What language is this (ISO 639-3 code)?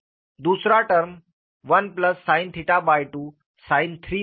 hin